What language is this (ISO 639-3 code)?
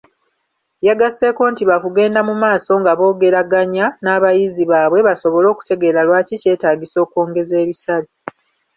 lug